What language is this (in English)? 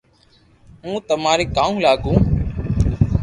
Loarki